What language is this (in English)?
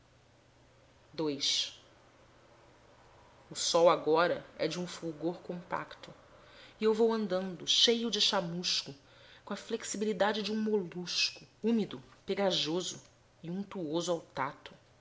Portuguese